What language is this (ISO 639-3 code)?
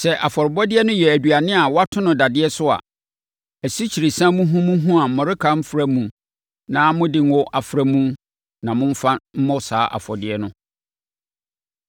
aka